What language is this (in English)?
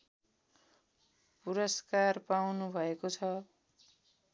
Nepali